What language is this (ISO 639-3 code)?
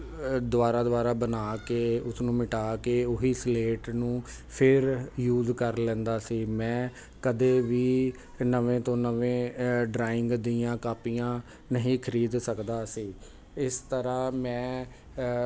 pan